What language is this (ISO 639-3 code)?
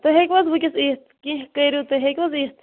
kas